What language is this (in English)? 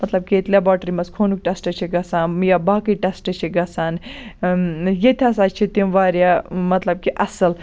Kashmiri